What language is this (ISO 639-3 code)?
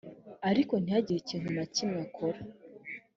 kin